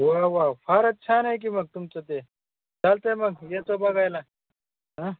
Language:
Marathi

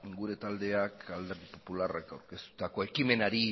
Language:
Basque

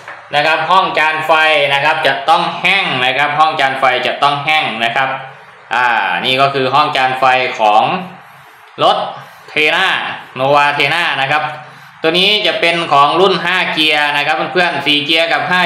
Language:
Thai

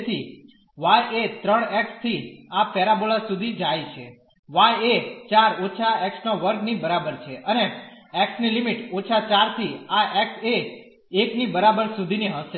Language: Gujarati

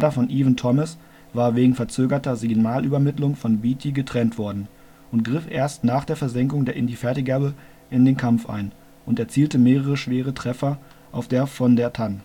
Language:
German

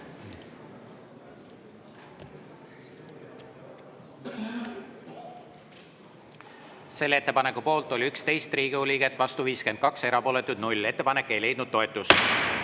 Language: Estonian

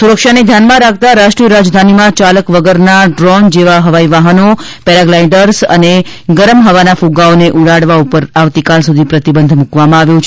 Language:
Gujarati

